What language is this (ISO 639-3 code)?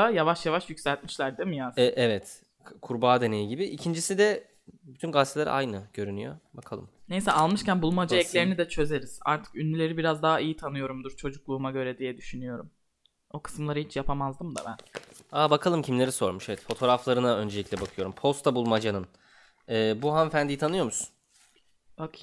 tur